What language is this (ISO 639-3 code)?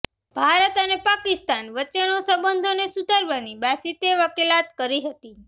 guj